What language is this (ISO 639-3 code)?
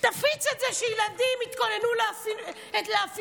heb